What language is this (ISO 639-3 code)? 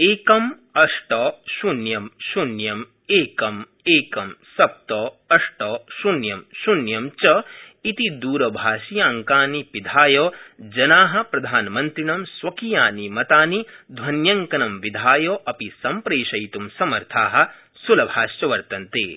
san